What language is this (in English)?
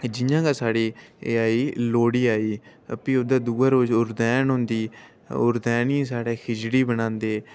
Dogri